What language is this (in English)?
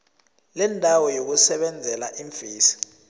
South Ndebele